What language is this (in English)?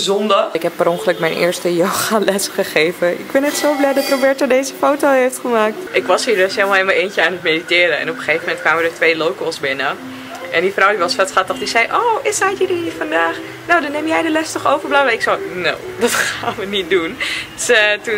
Dutch